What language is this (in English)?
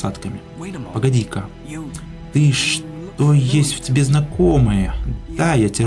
Russian